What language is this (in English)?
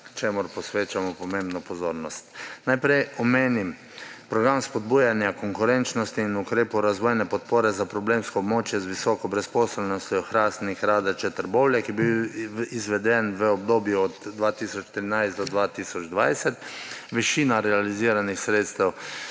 Slovenian